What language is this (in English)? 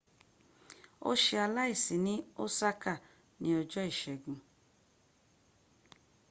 Yoruba